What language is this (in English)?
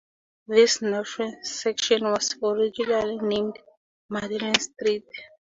English